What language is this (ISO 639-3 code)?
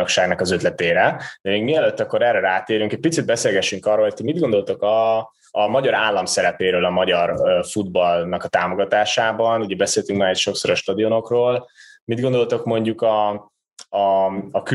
hun